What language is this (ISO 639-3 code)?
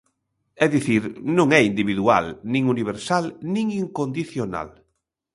glg